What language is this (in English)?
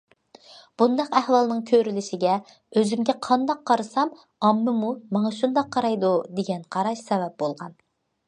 Uyghur